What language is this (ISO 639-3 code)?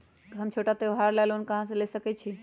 mag